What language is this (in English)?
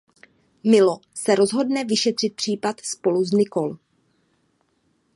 Czech